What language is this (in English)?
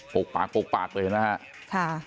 Thai